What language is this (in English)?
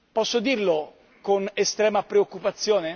Italian